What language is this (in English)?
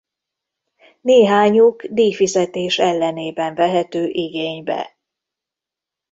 Hungarian